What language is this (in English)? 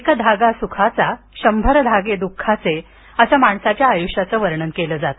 Marathi